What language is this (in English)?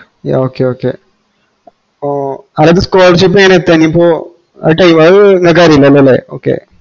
Malayalam